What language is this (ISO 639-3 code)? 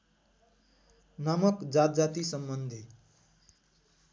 nep